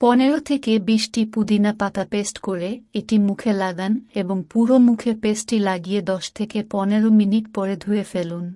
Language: Bangla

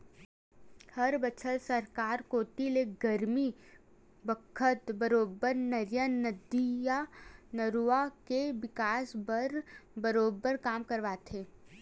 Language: Chhattisgarhi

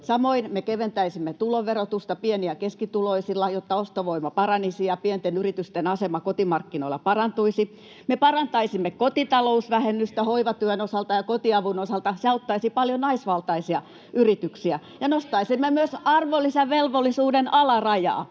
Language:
Finnish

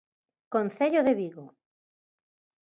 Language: Galician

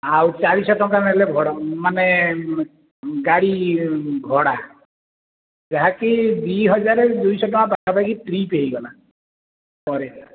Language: Odia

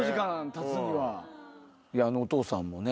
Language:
Japanese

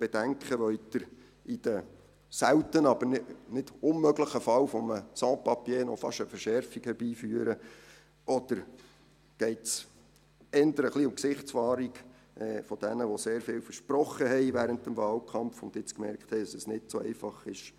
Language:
Swiss German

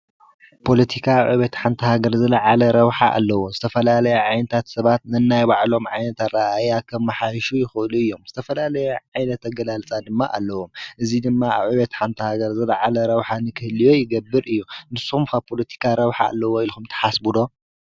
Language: Tigrinya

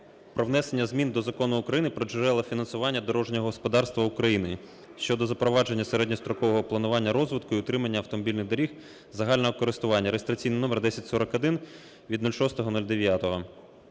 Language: Ukrainian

